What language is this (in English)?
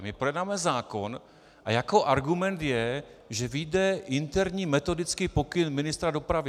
Czech